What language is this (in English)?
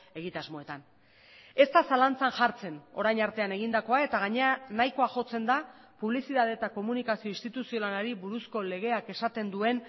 Basque